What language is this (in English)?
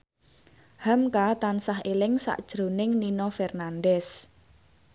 Javanese